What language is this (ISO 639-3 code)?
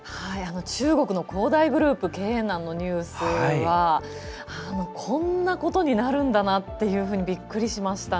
jpn